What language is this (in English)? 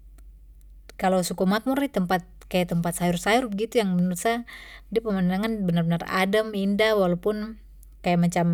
Papuan Malay